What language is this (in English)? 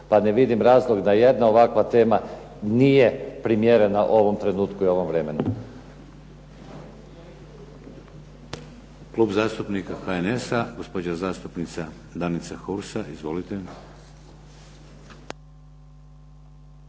Croatian